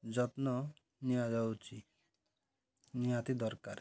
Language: Odia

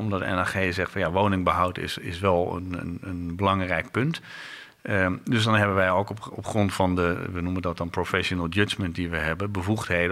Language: Dutch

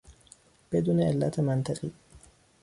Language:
Persian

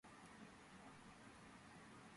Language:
Georgian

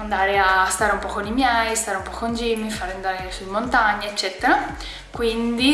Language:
Italian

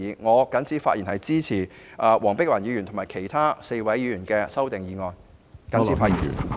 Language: Cantonese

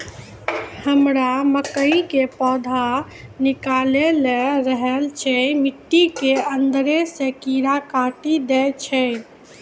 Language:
Maithili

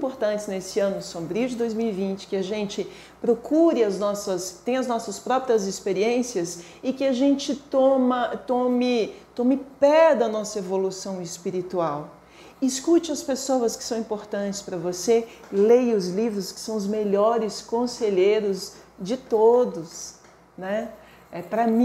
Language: Portuguese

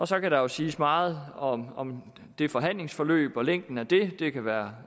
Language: Danish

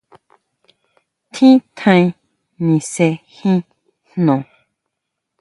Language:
Huautla Mazatec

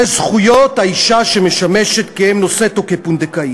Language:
Hebrew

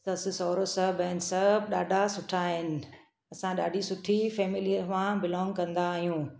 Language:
Sindhi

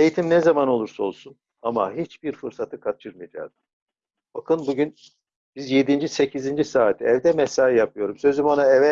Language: Turkish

